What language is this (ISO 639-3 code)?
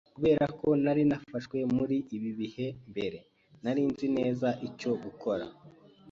kin